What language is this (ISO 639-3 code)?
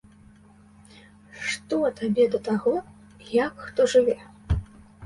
bel